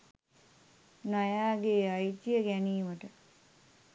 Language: Sinhala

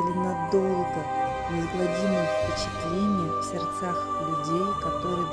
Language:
Russian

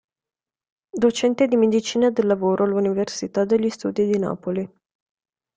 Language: Italian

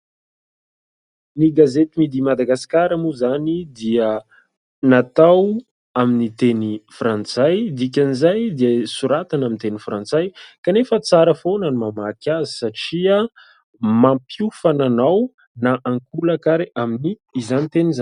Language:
Malagasy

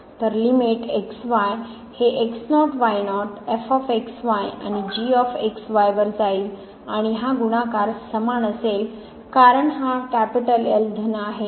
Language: Marathi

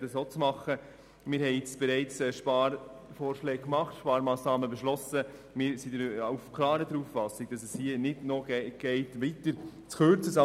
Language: Swiss German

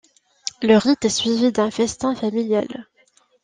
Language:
French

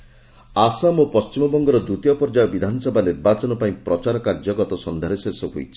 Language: Odia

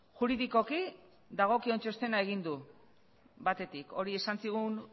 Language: Basque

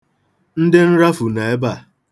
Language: Igbo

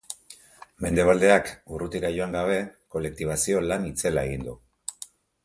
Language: Basque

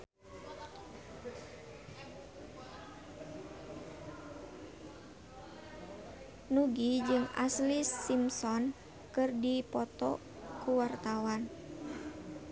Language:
Sundanese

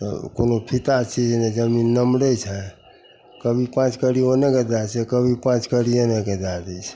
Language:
Maithili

